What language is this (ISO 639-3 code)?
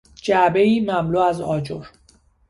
fas